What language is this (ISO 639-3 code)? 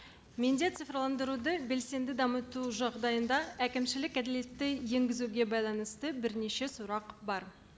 kaz